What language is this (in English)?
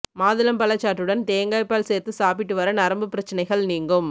Tamil